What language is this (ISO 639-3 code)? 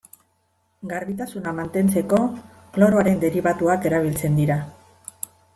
eus